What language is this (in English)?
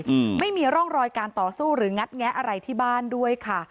Thai